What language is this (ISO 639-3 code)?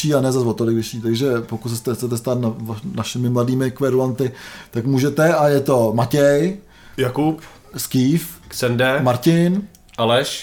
ces